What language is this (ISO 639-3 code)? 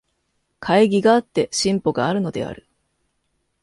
jpn